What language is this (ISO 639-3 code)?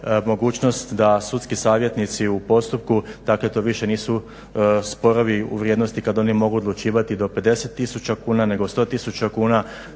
hrv